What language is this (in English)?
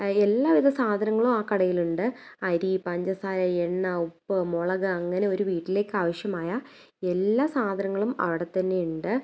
Malayalam